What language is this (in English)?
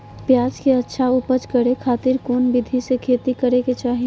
Magahi